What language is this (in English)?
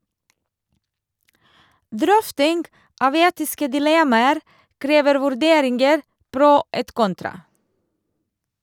Norwegian